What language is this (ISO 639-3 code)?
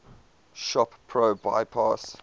eng